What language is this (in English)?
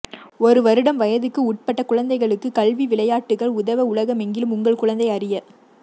Tamil